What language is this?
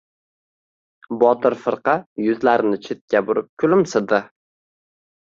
Uzbek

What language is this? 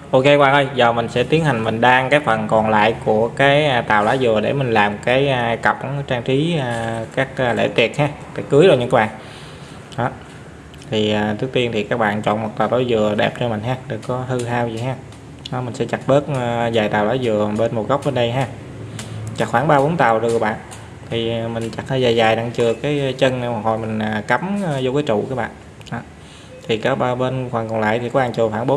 Vietnamese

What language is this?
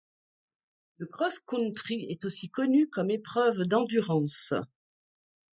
French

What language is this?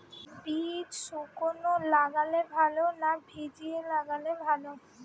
Bangla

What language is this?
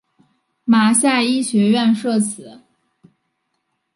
Chinese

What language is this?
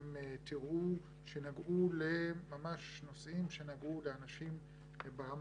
Hebrew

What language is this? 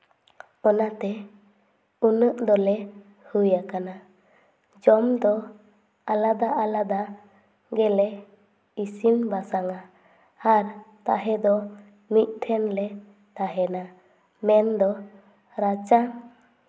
Santali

